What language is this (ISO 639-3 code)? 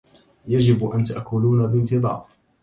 ara